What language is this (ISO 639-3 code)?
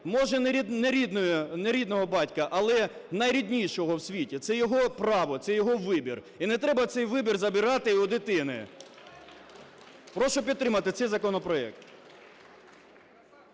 ukr